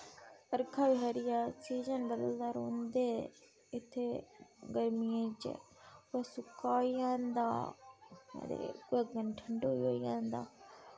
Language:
Dogri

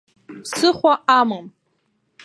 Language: Abkhazian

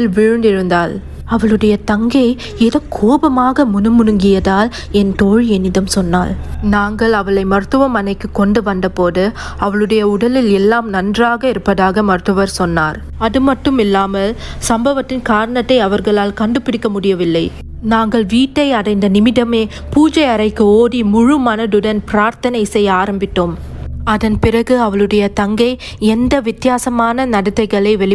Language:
Tamil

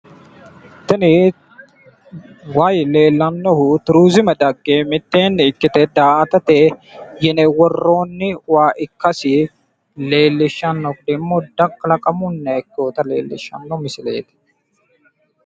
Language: Sidamo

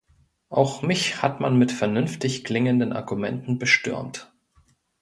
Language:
German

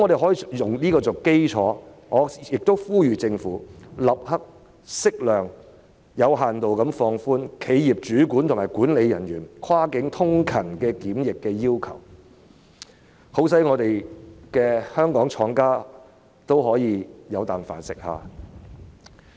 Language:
Cantonese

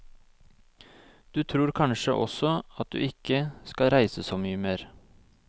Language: Norwegian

